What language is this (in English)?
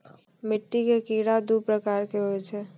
Maithili